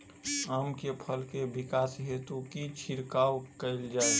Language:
Maithili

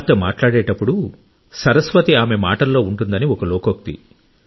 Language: Telugu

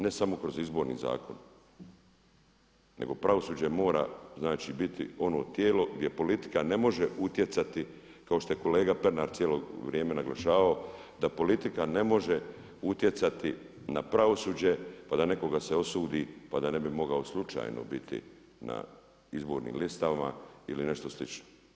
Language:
Croatian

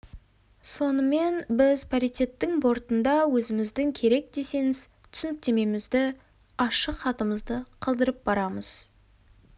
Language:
Kazakh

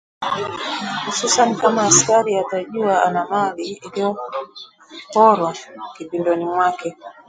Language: Swahili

